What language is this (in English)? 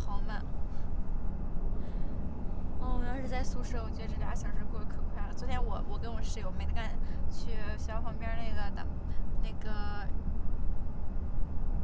Chinese